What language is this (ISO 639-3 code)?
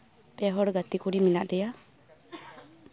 sat